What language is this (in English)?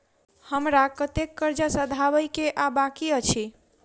Maithili